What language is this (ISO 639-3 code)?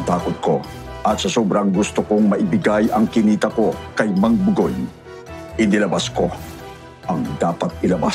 fil